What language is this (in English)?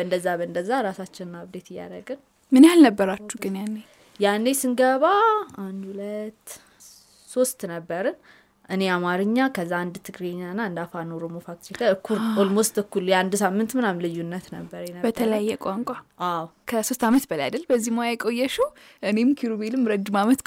Amharic